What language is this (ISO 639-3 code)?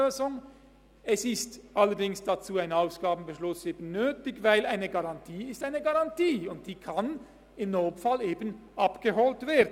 gsw